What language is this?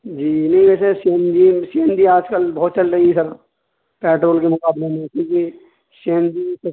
Urdu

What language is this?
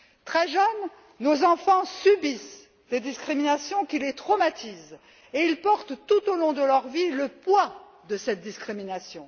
French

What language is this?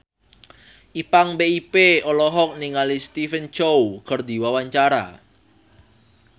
Sundanese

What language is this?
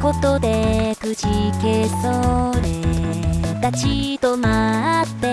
Japanese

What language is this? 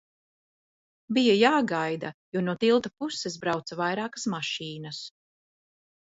Latvian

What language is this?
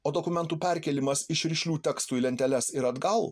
Lithuanian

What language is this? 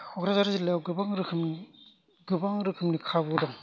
Bodo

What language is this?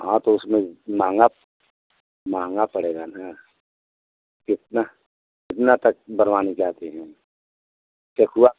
Hindi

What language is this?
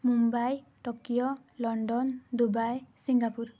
Odia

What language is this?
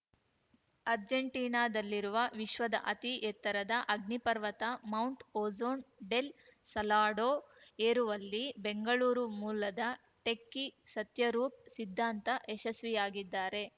Kannada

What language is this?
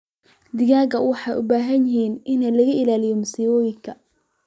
Somali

